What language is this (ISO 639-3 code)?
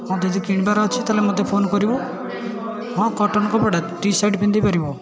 ori